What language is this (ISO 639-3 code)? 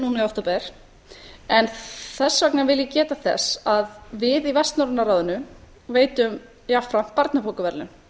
isl